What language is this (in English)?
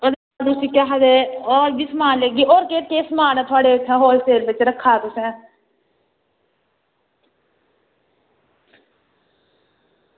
Dogri